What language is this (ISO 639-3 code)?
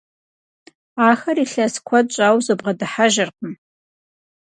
kbd